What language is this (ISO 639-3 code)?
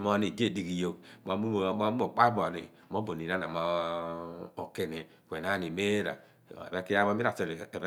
abn